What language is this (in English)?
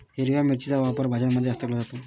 Marathi